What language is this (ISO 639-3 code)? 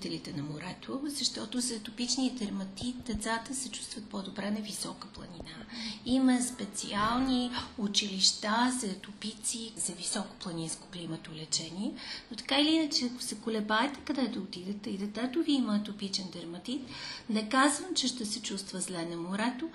bul